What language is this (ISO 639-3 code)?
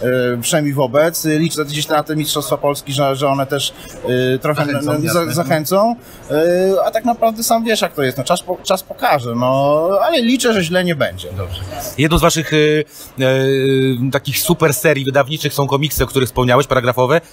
pol